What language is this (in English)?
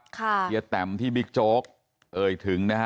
Thai